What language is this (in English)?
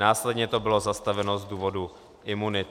Czech